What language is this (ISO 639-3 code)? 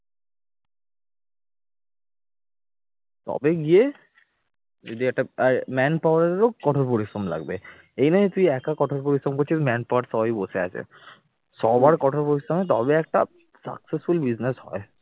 ben